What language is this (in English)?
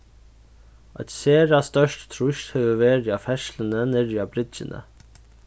Faroese